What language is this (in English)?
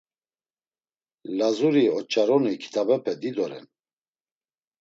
Laz